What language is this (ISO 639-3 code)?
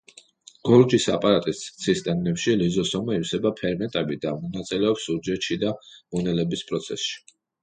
kat